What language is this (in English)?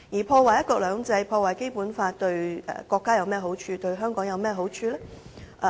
Cantonese